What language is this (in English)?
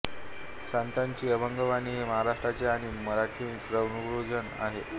Marathi